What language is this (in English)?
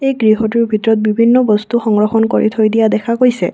Assamese